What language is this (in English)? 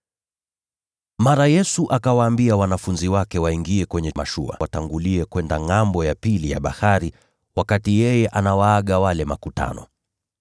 Swahili